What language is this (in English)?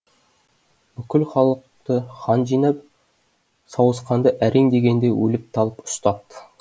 Kazakh